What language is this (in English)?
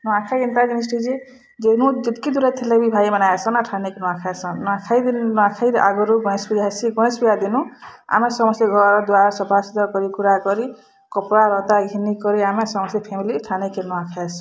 Odia